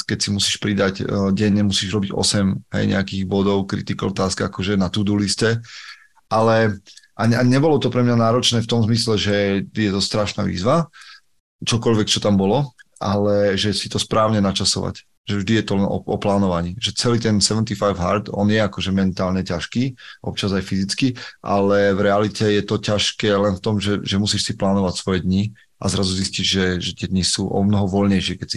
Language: Slovak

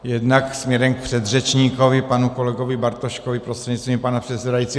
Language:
Czech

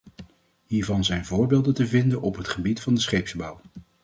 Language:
Dutch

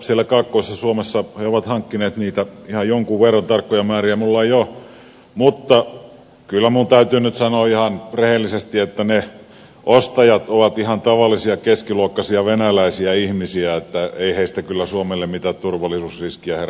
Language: Finnish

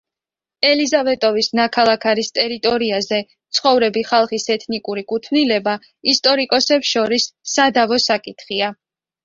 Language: Georgian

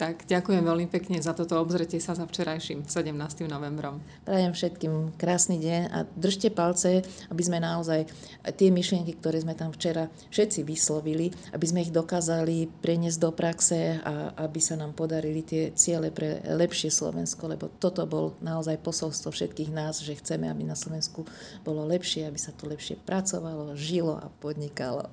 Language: Slovak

